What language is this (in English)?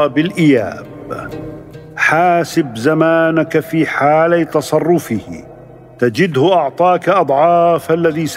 Arabic